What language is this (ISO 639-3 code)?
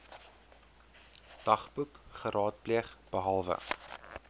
afr